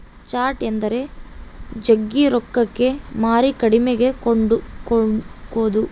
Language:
Kannada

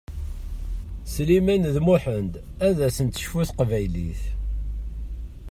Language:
Kabyle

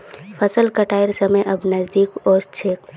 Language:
Magahi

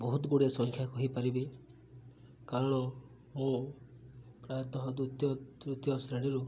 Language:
Odia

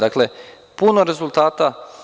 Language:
Serbian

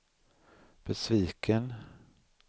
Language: Swedish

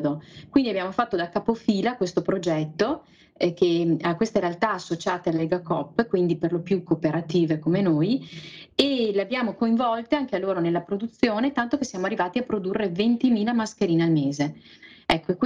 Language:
Italian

